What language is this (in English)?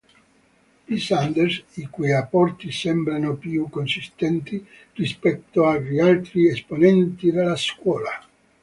Italian